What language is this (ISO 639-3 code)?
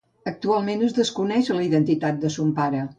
cat